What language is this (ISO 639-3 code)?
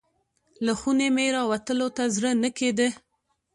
pus